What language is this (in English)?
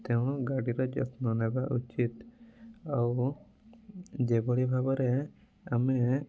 Odia